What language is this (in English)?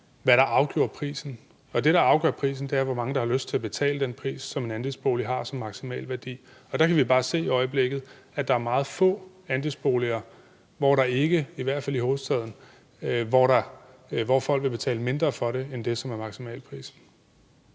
Danish